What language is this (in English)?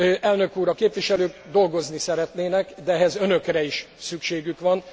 Hungarian